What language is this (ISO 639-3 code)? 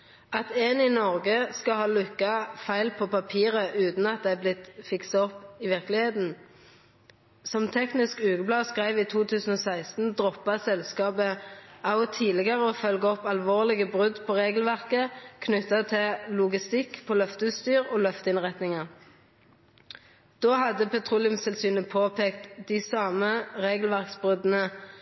nno